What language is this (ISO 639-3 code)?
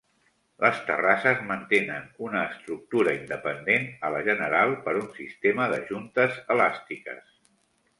cat